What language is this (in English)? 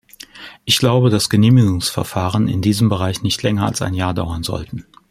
German